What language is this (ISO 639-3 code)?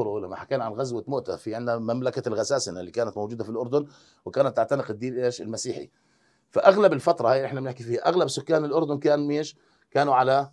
ara